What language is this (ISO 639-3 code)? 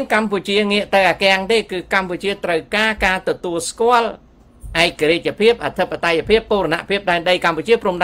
tha